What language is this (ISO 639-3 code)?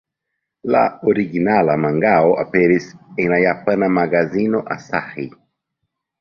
epo